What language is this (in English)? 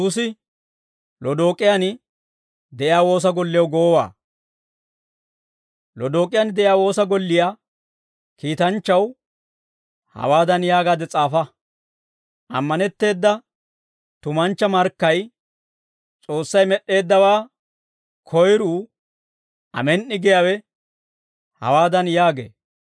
Dawro